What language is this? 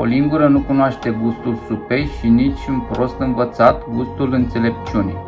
Romanian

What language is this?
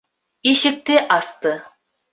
Bashkir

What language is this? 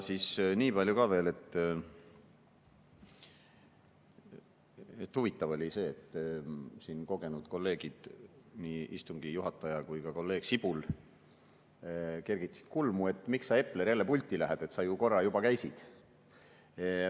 Estonian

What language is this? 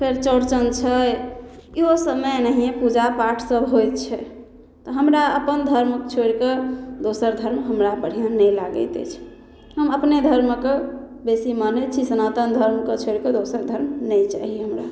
Maithili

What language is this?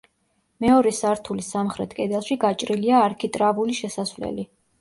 Georgian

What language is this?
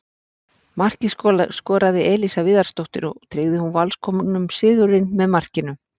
Icelandic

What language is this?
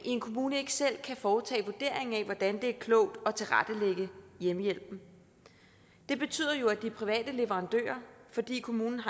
Danish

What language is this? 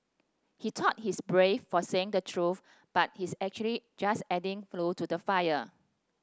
English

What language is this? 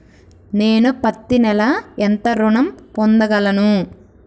Telugu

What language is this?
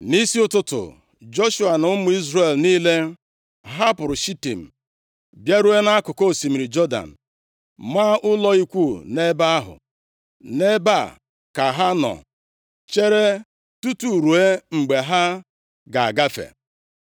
Igbo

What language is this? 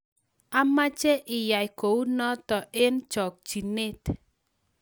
Kalenjin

